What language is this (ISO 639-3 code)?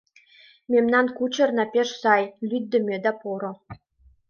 chm